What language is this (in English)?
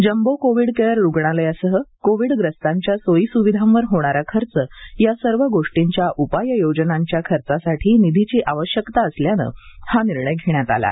Marathi